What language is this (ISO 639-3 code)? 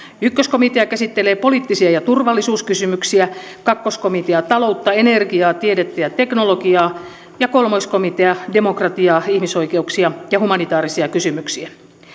fin